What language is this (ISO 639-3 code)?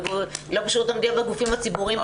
heb